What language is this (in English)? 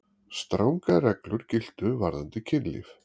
Icelandic